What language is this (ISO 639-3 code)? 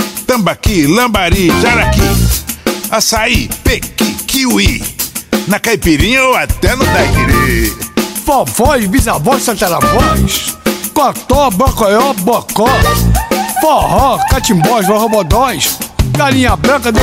por